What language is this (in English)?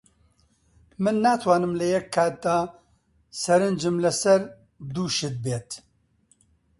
Central Kurdish